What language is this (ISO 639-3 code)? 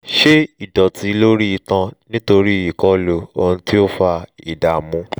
yor